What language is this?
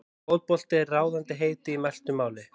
Icelandic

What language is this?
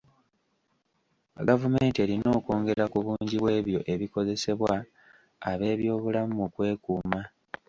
Ganda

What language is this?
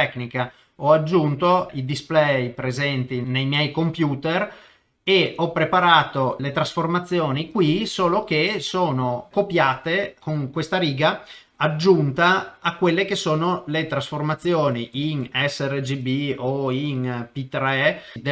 Italian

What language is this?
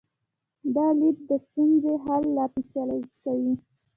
Pashto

